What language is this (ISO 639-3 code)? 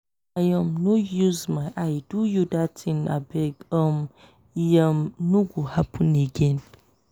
pcm